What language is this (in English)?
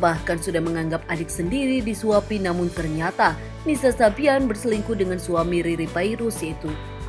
Indonesian